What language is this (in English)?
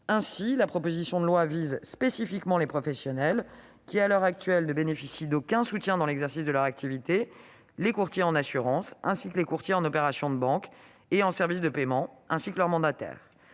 French